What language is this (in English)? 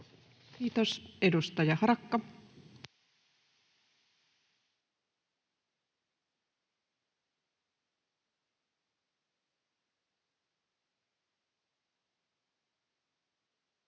Finnish